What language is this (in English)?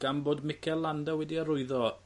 Welsh